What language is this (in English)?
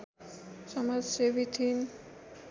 Nepali